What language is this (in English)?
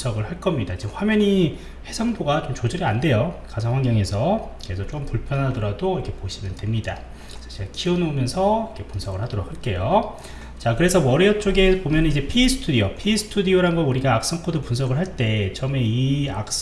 Korean